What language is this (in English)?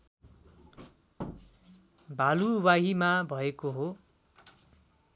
Nepali